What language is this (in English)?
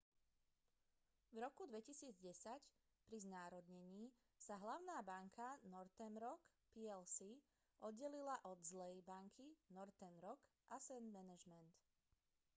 Slovak